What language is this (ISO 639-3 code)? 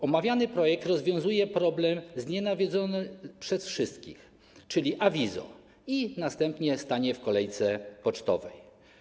pol